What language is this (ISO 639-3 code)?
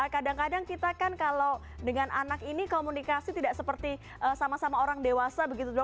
ind